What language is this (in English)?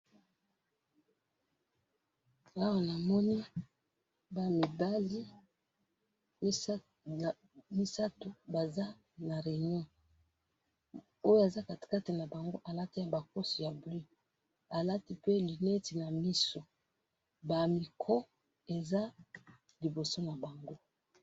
Lingala